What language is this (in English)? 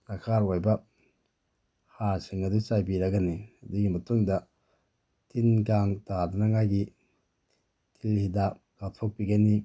Manipuri